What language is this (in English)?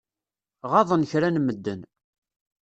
Kabyle